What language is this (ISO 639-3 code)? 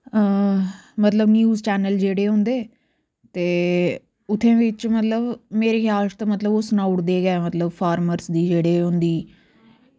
doi